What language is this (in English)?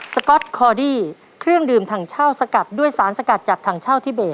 Thai